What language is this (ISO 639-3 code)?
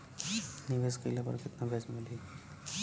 bho